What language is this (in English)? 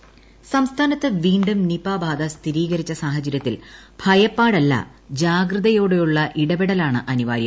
Malayalam